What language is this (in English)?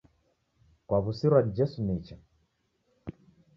Taita